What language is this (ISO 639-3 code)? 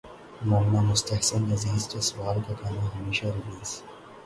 urd